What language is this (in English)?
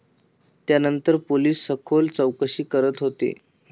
Marathi